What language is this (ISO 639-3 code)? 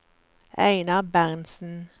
nor